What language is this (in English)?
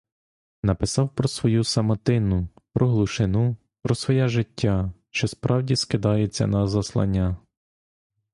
Ukrainian